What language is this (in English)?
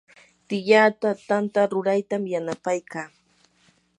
Yanahuanca Pasco Quechua